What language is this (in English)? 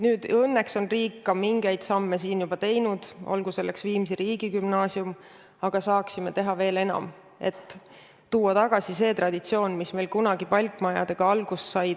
Estonian